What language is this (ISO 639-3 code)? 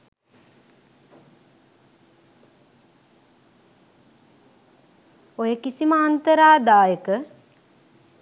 sin